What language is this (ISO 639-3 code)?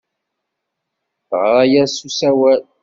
kab